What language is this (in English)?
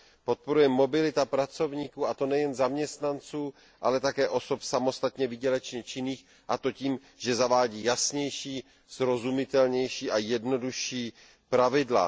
Czech